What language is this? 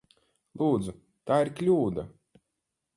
Latvian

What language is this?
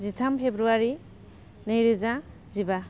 Bodo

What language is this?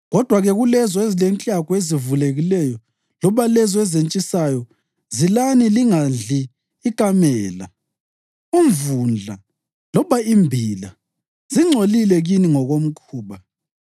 North Ndebele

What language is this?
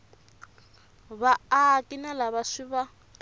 Tsonga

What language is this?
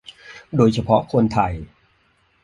Thai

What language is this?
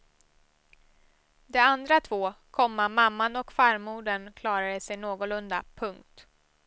Swedish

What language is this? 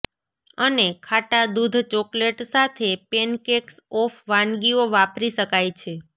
Gujarati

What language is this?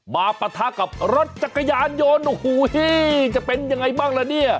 Thai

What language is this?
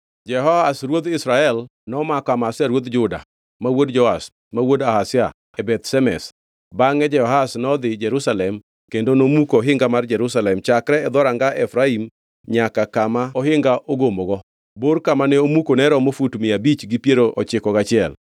Luo (Kenya and Tanzania)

